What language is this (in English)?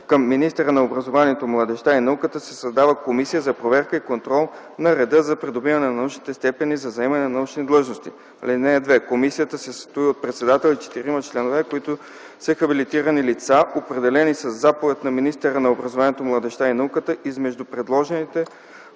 Bulgarian